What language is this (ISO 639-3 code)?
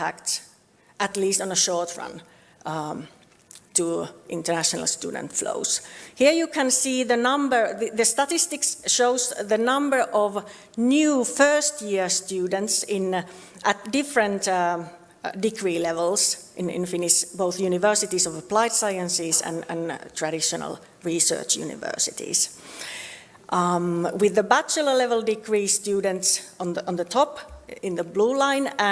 eng